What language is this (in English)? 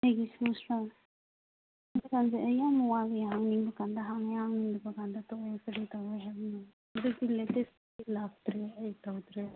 Manipuri